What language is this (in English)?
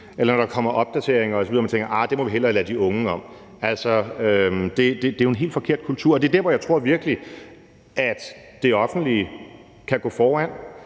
Danish